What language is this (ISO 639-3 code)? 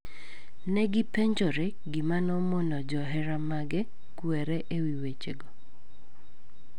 luo